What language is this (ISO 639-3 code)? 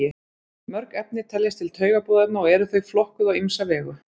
isl